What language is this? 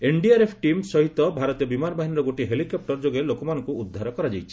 Odia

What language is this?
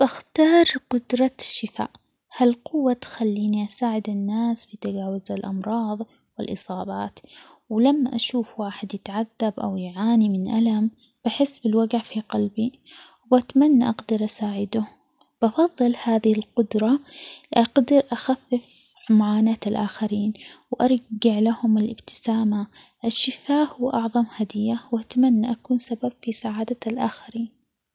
Omani Arabic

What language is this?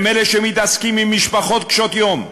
Hebrew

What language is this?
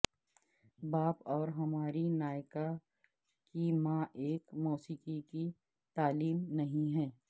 Urdu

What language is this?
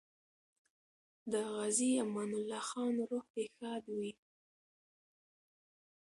Pashto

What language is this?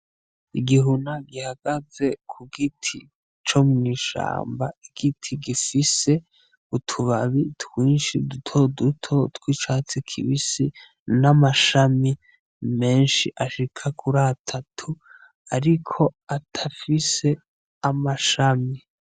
Rundi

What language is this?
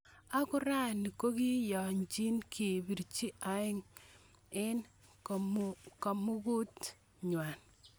Kalenjin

